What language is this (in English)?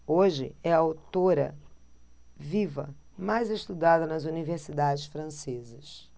Portuguese